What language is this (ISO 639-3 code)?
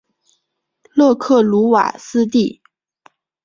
zho